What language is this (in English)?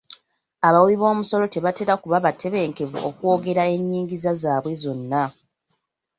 Ganda